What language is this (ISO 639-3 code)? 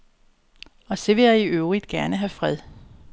dan